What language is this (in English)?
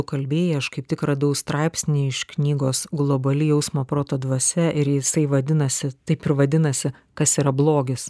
Lithuanian